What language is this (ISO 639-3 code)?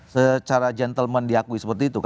ind